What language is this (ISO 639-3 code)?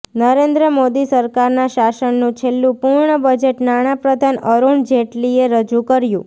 guj